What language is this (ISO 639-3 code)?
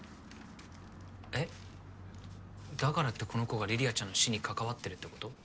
jpn